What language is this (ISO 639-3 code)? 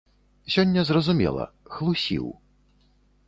bel